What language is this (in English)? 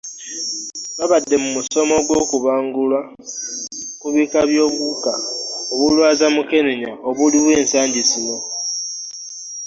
Ganda